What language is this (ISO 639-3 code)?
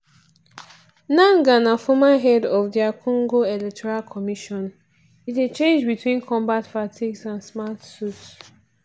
pcm